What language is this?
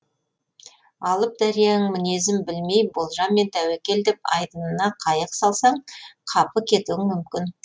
Kazakh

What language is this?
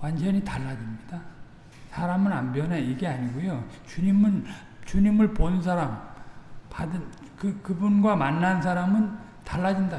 Korean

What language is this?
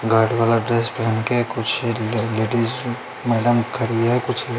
Hindi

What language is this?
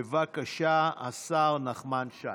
Hebrew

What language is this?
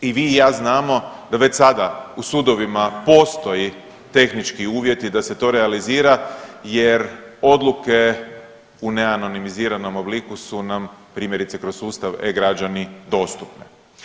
Croatian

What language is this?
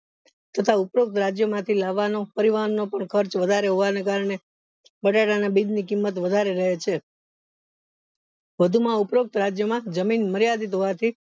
Gujarati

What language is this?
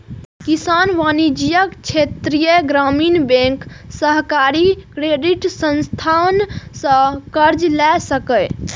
Maithili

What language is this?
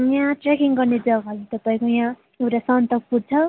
Nepali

